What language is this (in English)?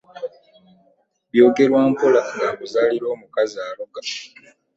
Ganda